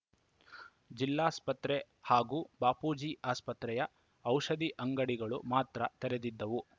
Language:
Kannada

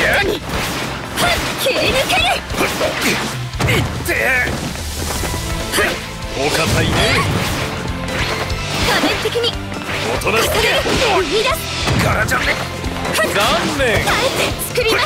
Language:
Japanese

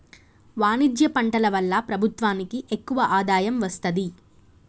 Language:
Telugu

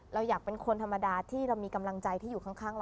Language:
Thai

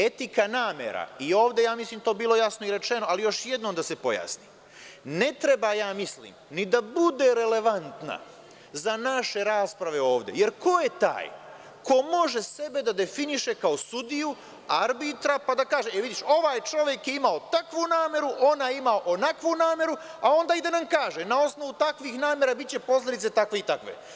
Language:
Serbian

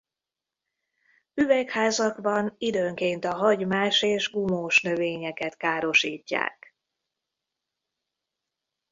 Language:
Hungarian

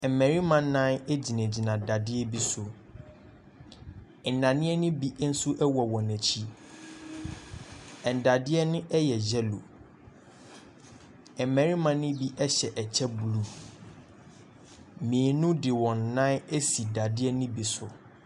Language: Akan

